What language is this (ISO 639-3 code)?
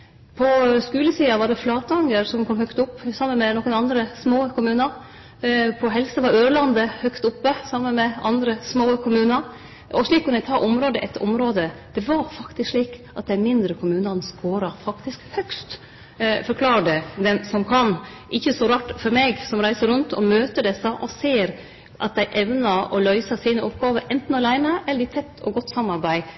nno